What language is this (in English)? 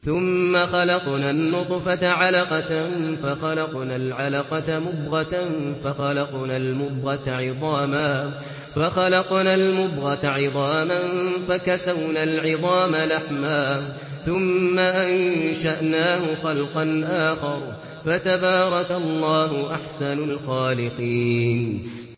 Arabic